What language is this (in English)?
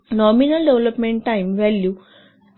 Marathi